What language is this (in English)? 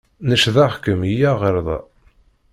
Kabyle